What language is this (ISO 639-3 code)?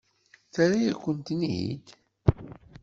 kab